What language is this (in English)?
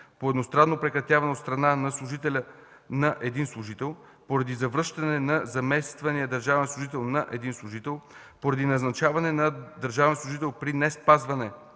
Bulgarian